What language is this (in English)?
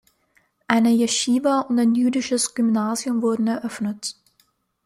German